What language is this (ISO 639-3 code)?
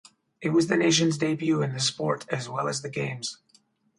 eng